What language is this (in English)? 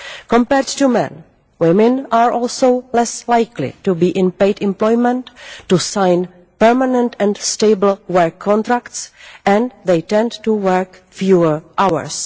English